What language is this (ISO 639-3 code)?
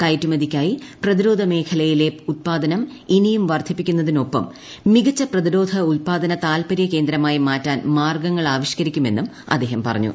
mal